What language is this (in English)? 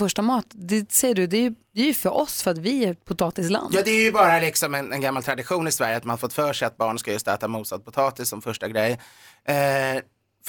Swedish